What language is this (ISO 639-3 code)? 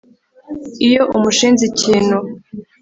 kin